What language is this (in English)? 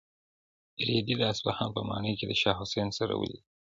Pashto